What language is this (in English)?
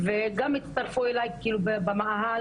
Hebrew